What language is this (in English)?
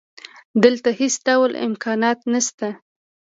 Pashto